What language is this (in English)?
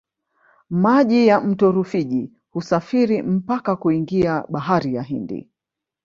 Swahili